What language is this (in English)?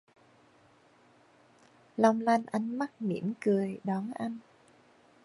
Vietnamese